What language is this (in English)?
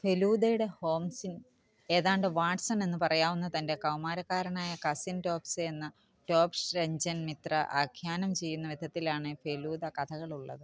Malayalam